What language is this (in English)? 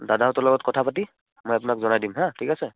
Assamese